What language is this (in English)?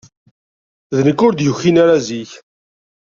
Kabyle